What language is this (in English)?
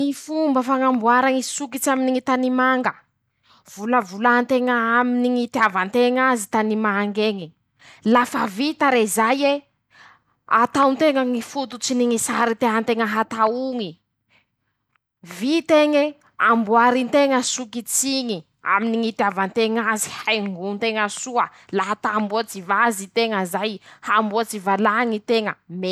Masikoro Malagasy